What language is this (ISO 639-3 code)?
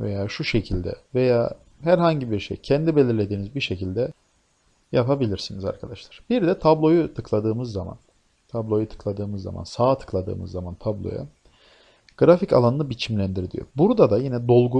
tur